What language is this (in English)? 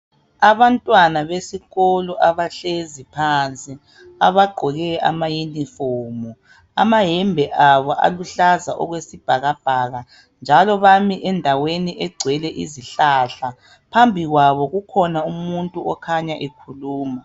North Ndebele